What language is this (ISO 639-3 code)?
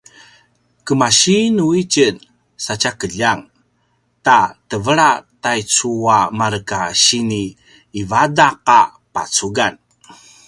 pwn